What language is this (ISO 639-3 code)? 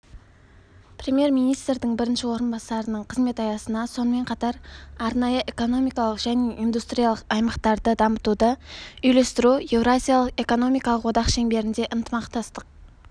kaz